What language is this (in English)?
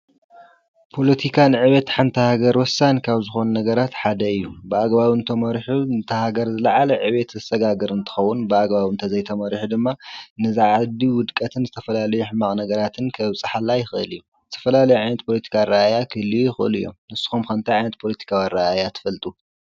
Tigrinya